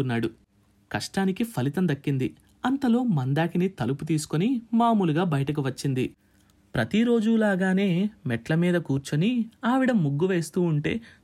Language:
Telugu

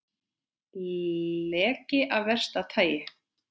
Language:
Icelandic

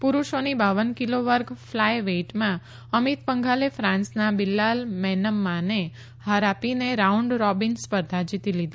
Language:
Gujarati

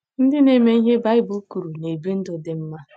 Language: Igbo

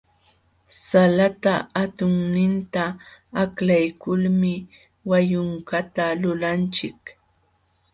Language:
Jauja Wanca Quechua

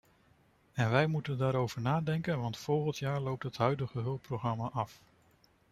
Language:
Dutch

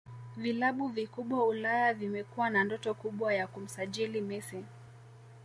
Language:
Swahili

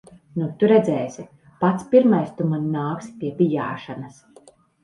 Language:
Latvian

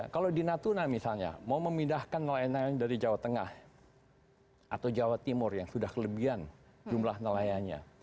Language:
Indonesian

